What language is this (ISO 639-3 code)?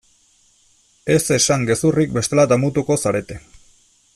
eus